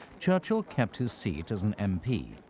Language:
English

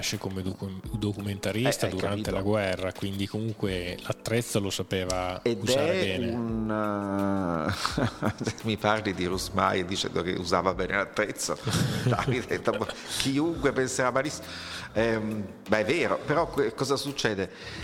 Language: Italian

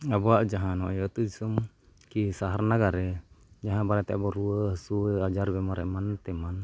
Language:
Santali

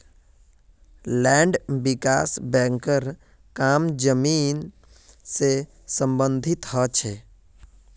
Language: Magahi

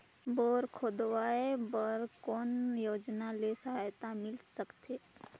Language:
Chhattisgarhi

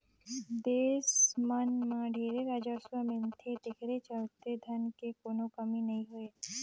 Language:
Chhattisgarhi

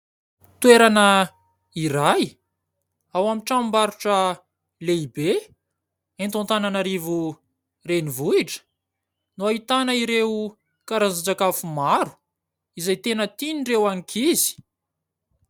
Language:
Malagasy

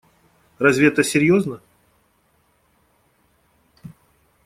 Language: Russian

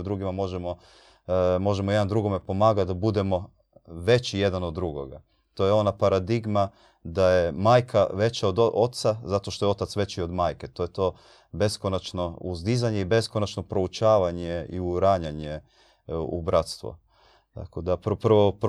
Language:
Croatian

